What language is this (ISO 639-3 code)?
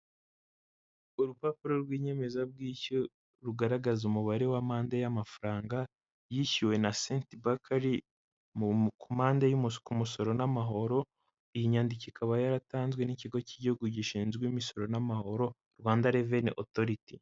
kin